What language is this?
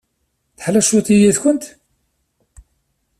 Kabyle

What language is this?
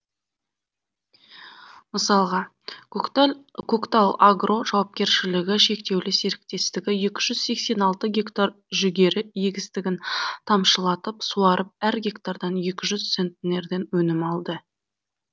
Kazakh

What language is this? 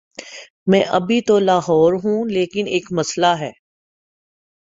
Urdu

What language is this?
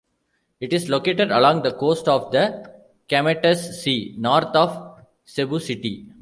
English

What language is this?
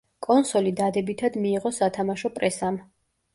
Georgian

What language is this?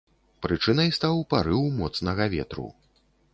Belarusian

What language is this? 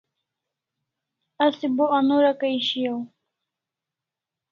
Kalasha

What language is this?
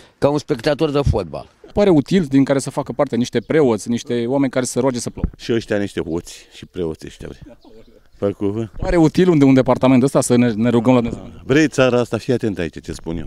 Romanian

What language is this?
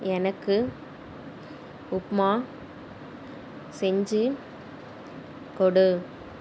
Tamil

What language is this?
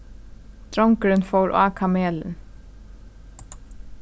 Faroese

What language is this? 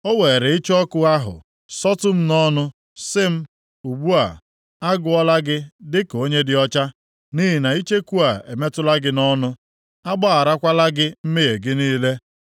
Igbo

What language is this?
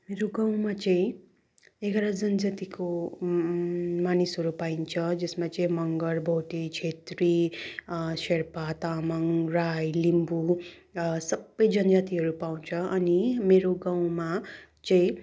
Nepali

